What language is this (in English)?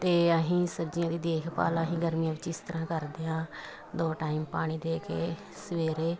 Punjabi